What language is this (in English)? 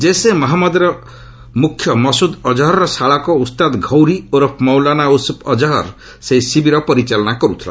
Odia